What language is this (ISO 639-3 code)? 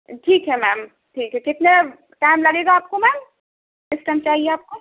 urd